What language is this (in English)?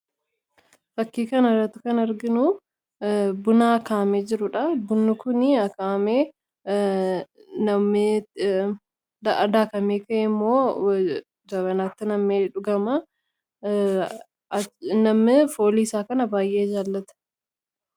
Oromo